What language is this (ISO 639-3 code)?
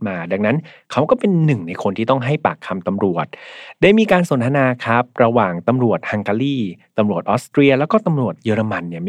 tha